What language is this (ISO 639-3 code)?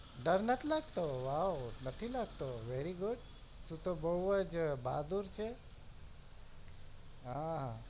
guj